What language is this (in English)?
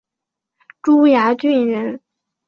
Chinese